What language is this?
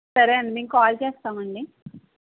Telugu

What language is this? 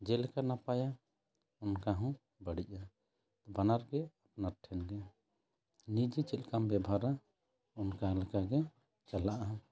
Santali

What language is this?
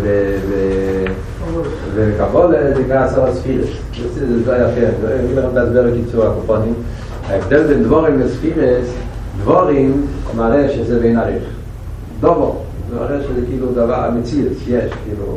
Hebrew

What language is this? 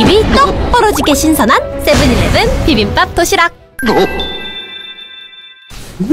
Korean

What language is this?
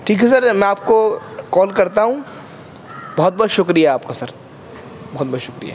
Urdu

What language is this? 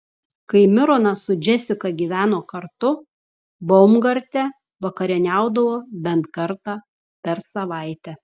Lithuanian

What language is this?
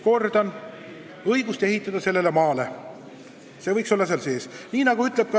Estonian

